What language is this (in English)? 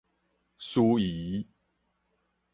Min Nan Chinese